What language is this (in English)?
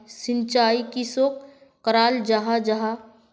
Magahi